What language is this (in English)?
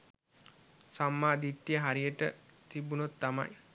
Sinhala